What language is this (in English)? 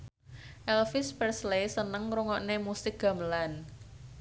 Javanese